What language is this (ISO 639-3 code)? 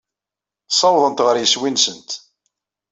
kab